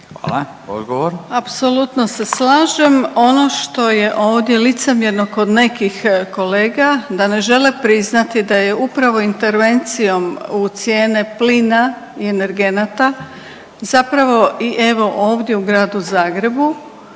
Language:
Croatian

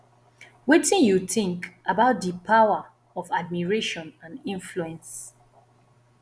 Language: Nigerian Pidgin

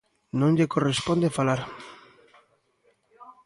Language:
Galician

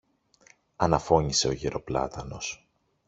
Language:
Greek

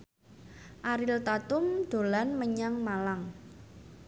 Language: Javanese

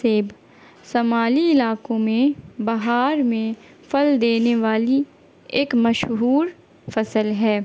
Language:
Urdu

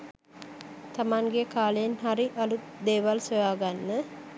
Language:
Sinhala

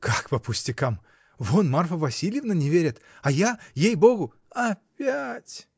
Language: Russian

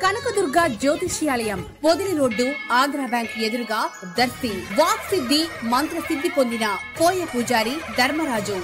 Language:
Telugu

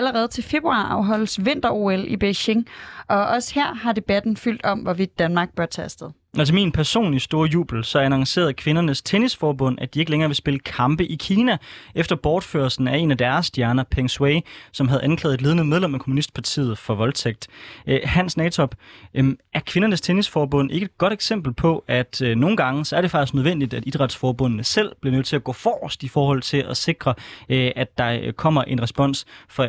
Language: Danish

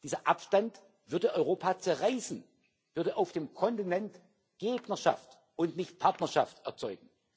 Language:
German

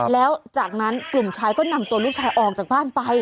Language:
Thai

